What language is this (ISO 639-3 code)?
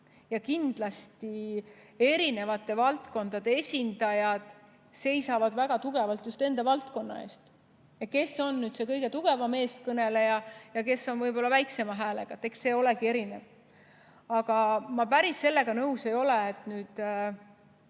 est